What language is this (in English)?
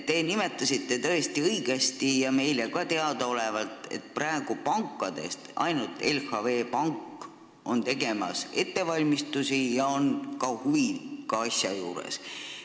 Estonian